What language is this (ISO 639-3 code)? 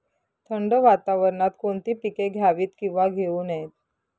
mar